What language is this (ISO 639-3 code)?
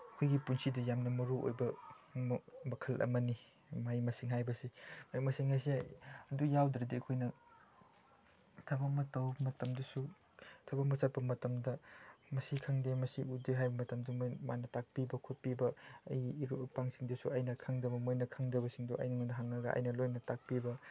mni